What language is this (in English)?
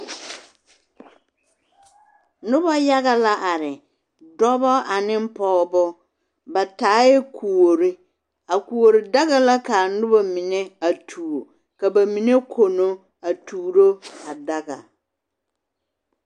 Southern Dagaare